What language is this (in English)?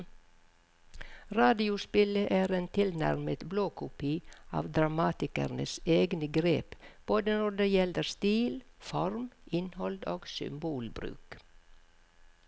Norwegian